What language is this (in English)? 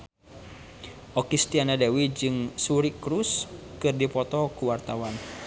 Sundanese